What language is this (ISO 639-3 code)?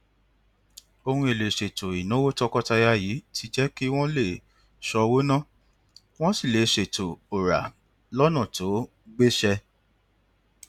yor